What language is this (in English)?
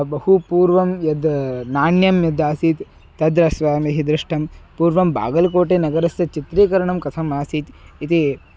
Sanskrit